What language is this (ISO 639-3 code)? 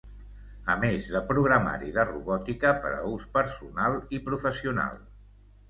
cat